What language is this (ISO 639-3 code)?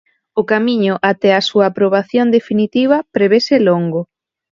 glg